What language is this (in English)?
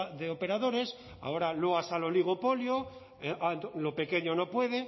Spanish